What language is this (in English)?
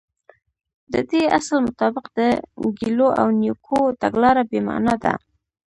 Pashto